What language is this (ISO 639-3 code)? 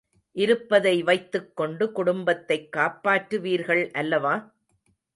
tam